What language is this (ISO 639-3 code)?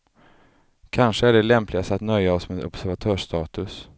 swe